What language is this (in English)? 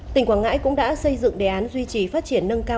Vietnamese